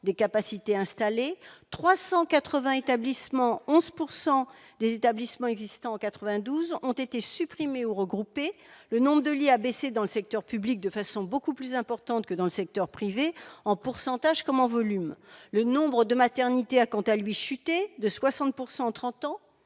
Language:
French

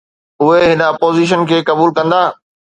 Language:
Sindhi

